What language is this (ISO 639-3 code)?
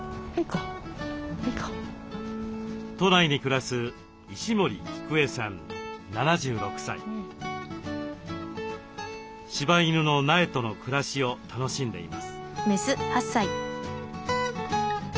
jpn